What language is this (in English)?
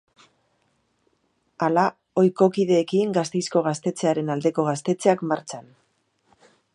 Basque